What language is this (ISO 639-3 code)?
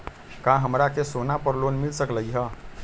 mag